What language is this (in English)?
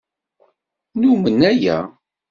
Kabyle